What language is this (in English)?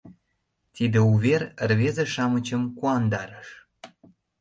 Mari